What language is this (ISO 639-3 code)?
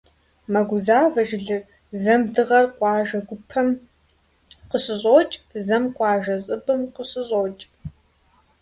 kbd